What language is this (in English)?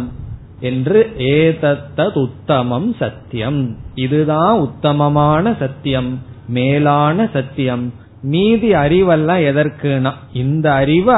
Tamil